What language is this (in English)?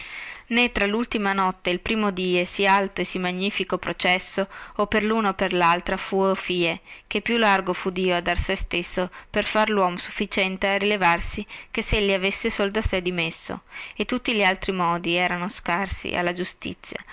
Italian